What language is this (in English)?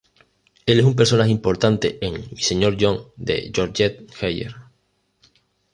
Spanish